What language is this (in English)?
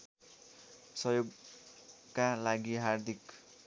Nepali